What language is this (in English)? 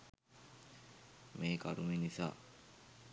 Sinhala